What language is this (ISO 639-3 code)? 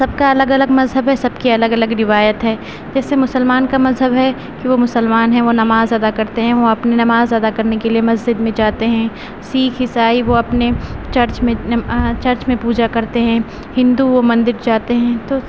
urd